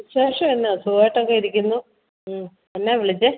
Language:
Malayalam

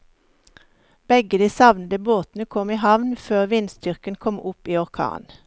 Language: Norwegian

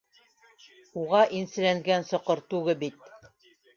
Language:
Bashkir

